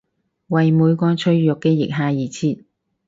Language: Cantonese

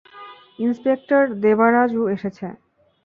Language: Bangla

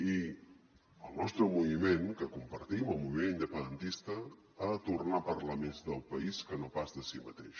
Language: Catalan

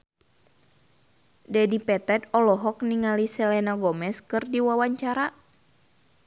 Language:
Sundanese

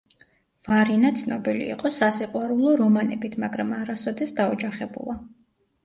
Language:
Georgian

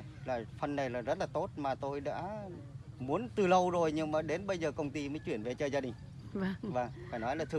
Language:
Vietnamese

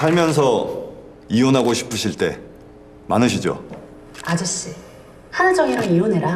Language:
Korean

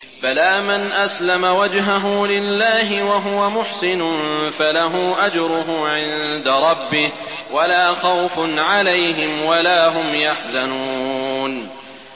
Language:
Arabic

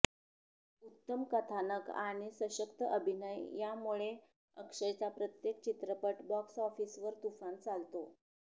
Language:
Marathi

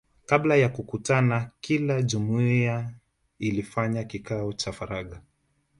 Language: Swahili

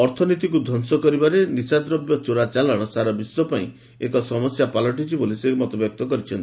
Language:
Odia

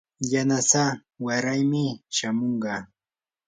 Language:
Yanahuanca Pasco Quechua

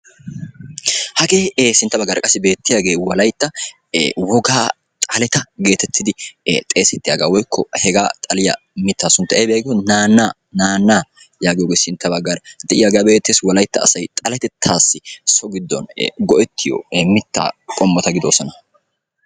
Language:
Wolaytta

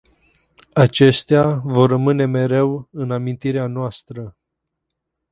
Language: Romanian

